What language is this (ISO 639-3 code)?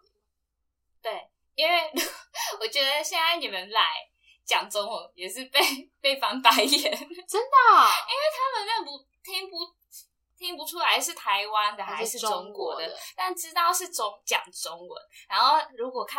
zho